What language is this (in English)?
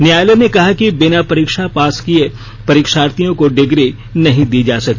Hindi